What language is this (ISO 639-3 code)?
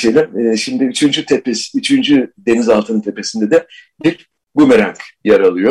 tur